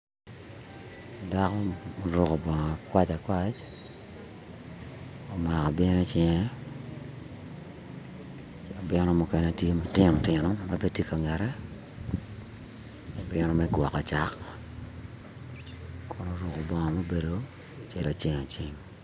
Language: Acoli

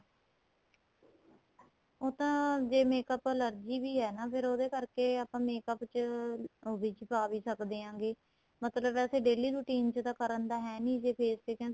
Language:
Punjabi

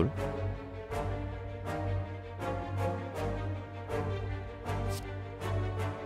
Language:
Korean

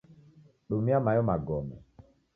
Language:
Taita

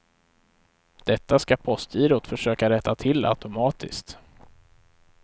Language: Swedish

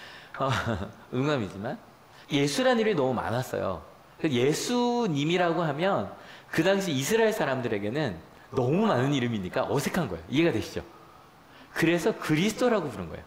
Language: Korean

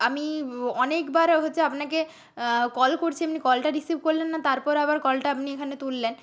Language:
Bangla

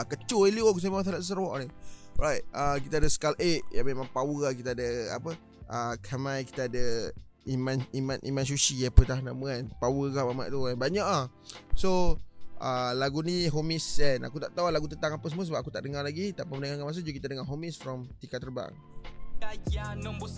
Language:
Malay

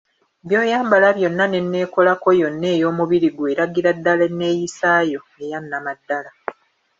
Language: Ganda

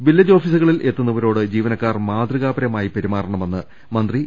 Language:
Malayalam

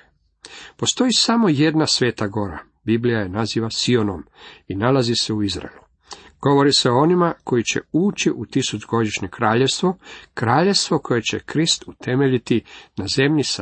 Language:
Croatian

